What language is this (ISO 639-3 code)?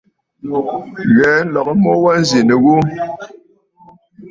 bfd